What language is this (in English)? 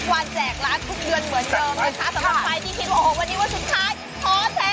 Thai